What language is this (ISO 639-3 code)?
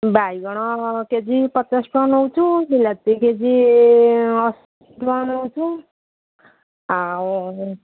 ori